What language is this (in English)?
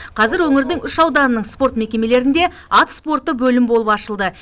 Kazakh